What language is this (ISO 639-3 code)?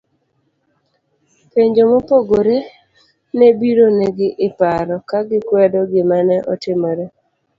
luo